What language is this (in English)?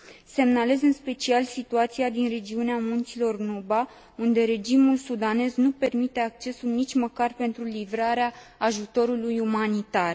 Romanian